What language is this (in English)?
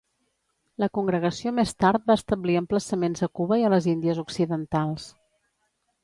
Catalan